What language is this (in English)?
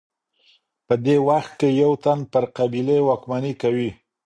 Pashto